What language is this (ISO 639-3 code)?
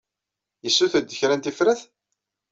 kab